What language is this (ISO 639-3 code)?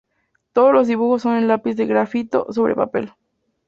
spa